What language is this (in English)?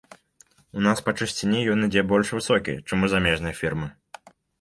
Belarusian